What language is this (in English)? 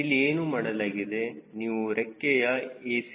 Kannada